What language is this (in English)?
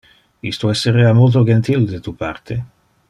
Interlingua